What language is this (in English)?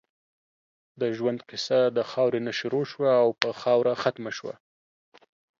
Pashto